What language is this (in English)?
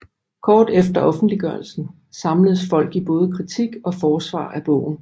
Danish